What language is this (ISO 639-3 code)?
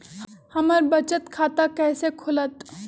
mag